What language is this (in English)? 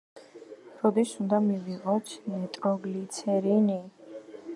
Georgian